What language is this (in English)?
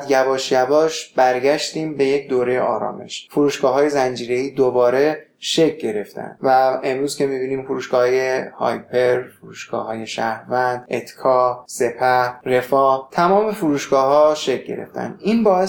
Persian